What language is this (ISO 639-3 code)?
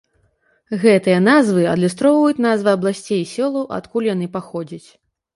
bel